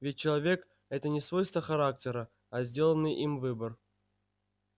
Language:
Russian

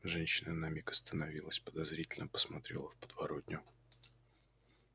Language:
Russian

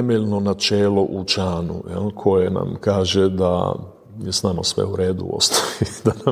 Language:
Croatian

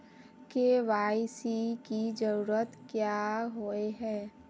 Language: Magahi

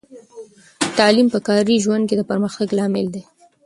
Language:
Pashto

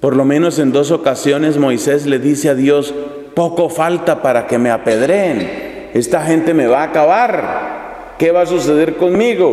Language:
Spanish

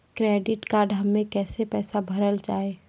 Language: Maithili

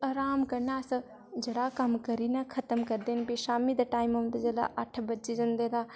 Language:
Dogri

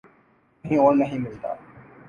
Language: Urdu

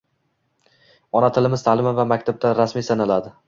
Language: Uzbek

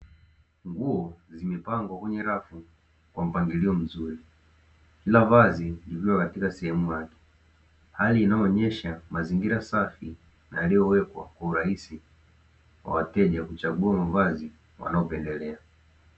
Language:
Swahili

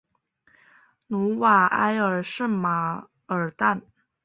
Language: Chinese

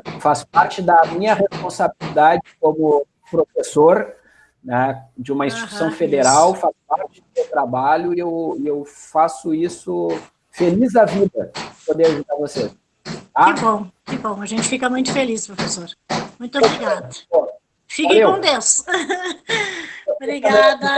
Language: Portuguese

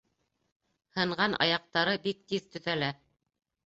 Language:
Bashkir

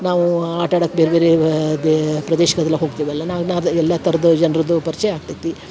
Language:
Kannada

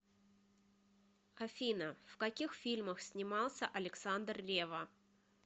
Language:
Russian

